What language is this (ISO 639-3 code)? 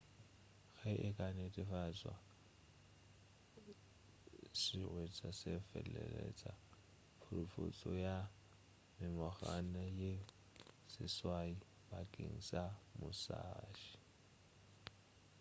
nso